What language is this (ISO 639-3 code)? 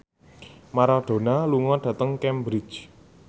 jav